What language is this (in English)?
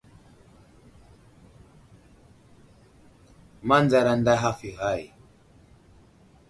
Wuzlam